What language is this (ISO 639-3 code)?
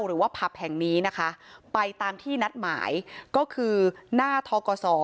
tha